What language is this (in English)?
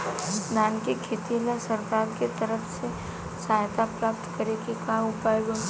Bhojpuri